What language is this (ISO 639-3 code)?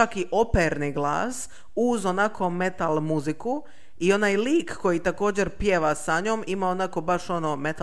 hrv